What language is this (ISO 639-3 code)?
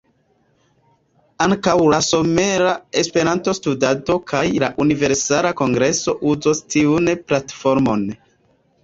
epo